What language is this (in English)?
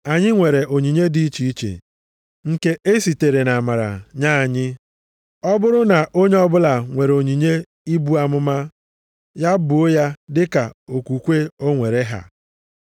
Igbo